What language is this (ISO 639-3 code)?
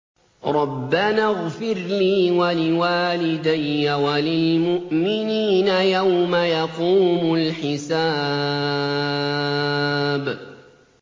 ara